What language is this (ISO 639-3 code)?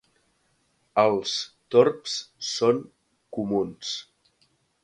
cat